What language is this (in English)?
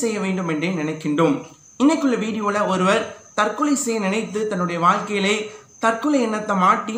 Romanian